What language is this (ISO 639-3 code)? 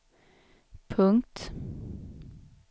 swe